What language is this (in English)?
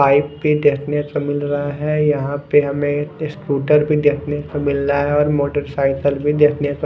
Hindi